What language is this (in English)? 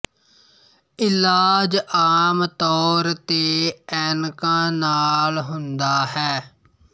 Punjabi